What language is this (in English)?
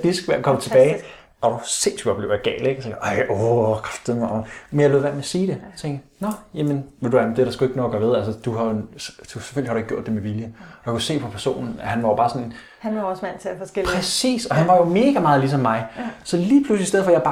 Danish